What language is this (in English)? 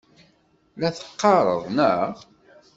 Kabyle